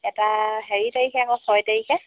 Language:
Assamese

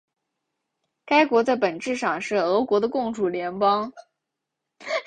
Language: Chinese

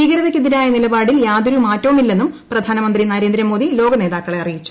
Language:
Malayalam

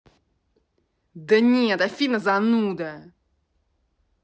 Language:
Russian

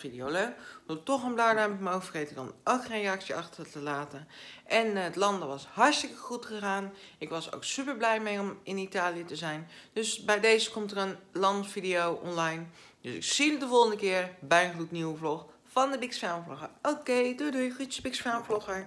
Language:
Dutch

